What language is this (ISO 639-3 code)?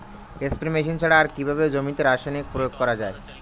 ben